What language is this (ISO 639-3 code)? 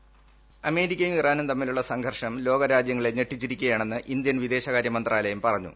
mal